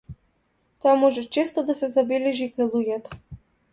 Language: Macedonian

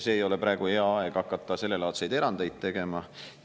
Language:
Estonian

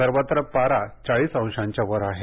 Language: Marathi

